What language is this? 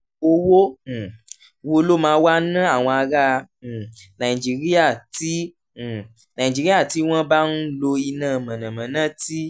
Yoruba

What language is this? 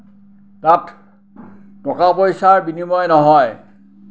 Assamese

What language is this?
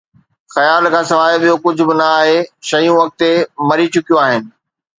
Sindhi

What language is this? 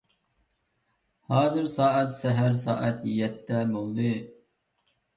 Uyghur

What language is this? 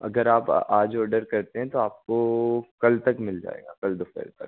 Hindi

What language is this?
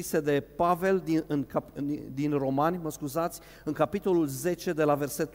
Romanian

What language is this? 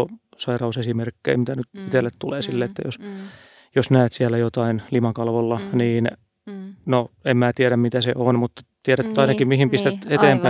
Finnish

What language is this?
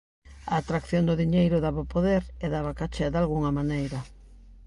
Galician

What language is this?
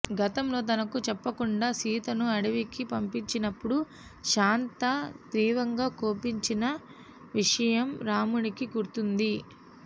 Telugu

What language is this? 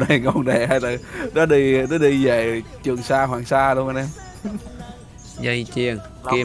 Vietnamese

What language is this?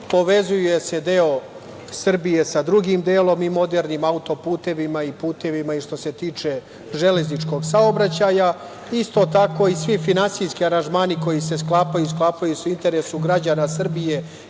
Serbian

